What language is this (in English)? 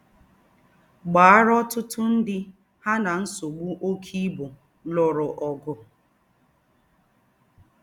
Igbo